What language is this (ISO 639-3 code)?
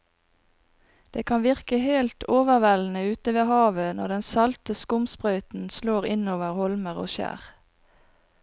nor